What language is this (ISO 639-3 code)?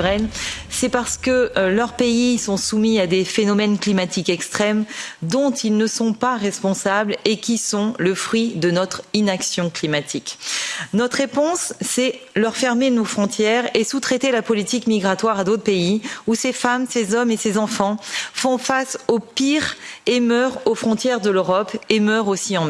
fra